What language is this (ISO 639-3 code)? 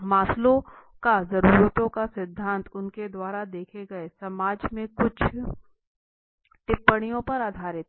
hin